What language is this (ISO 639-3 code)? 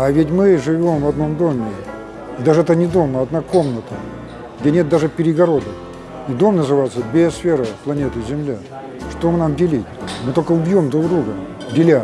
rus